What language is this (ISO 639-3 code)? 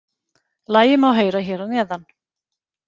isl